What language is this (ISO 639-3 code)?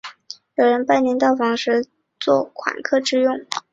zho